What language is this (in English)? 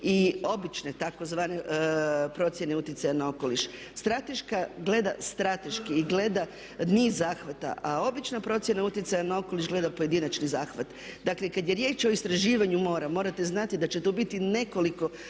Croatian